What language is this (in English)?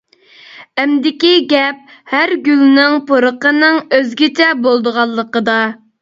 Uyghur